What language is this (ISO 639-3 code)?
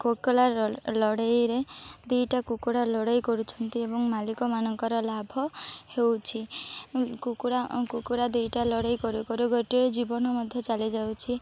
ori